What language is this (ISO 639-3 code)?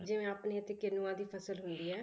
pan